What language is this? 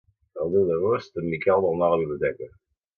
Catalan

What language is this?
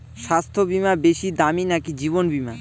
Bangla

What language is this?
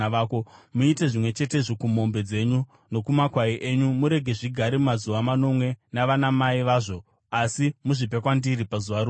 Shona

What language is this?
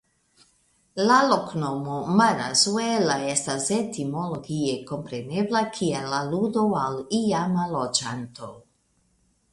Esperanto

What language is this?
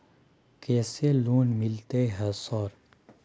Maithili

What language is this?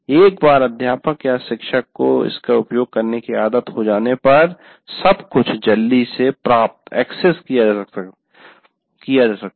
Hindi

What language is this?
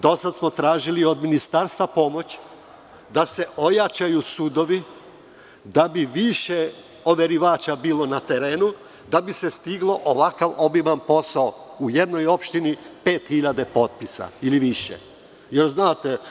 Serbian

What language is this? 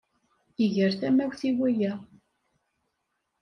Kabyle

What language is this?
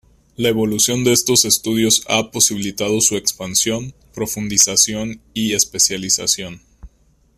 Spanish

